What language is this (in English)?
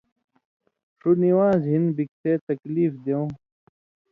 Indus Kohistani